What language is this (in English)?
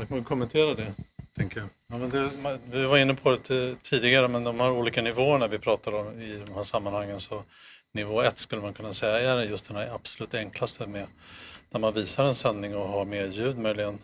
Swedish